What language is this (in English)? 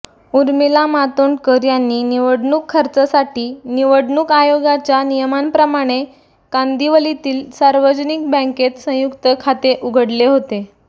Marathi